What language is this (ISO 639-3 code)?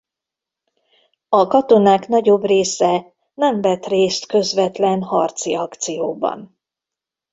hun